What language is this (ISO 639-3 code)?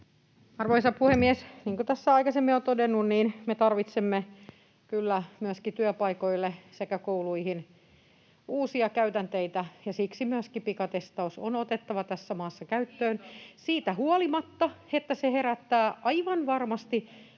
fin